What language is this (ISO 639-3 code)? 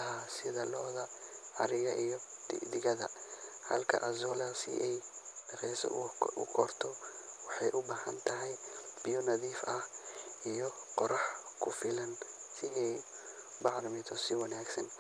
som